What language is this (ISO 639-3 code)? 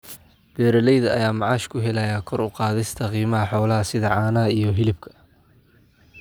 som